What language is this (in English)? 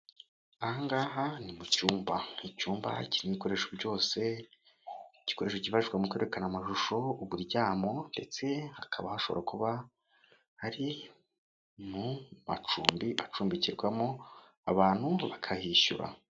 Kinyarwanda